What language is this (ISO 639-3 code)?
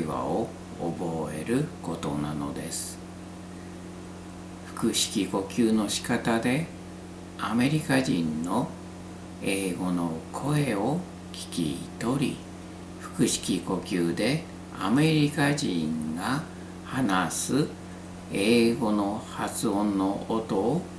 jpn